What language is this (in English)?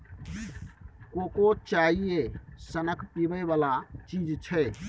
Maithili